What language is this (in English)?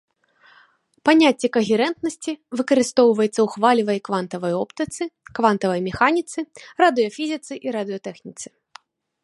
Belarusian